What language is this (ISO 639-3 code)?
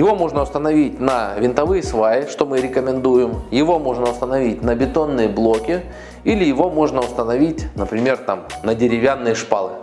rus